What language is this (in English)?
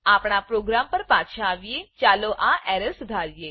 Gujarati